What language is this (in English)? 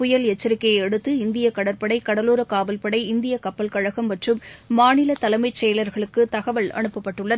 Tamil